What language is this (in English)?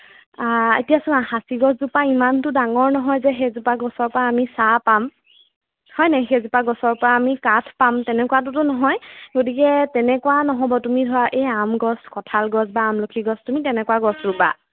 Assamese